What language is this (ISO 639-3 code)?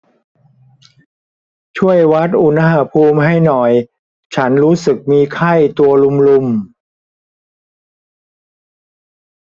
tha